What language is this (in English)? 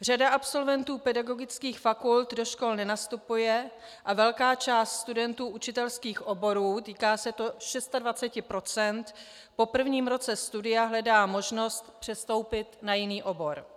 Czech